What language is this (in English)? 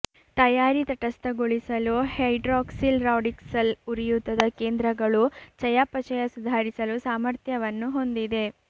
Kannada